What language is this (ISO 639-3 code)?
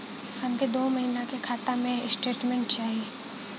bho